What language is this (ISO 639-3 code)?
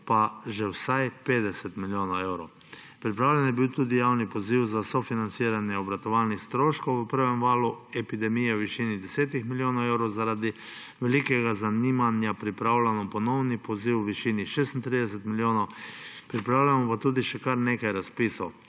slv